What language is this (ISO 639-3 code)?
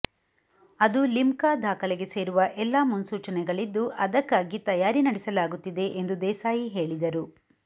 kan